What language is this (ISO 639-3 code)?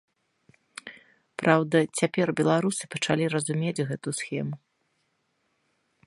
bel